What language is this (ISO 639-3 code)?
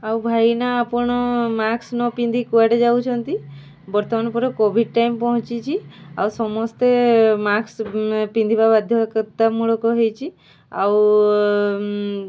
ori